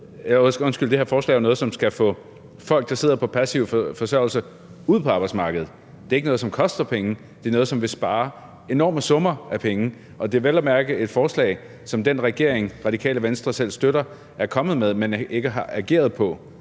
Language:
Danish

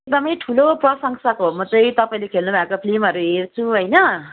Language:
Nepali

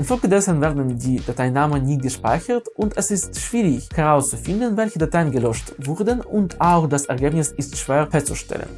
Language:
German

